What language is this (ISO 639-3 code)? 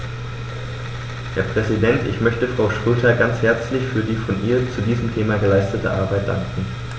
deu